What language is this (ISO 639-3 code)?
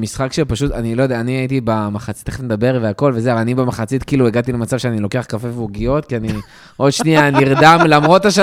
heb